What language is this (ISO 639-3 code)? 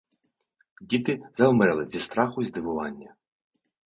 ukr